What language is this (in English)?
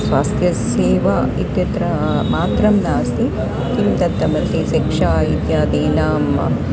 Sanskrit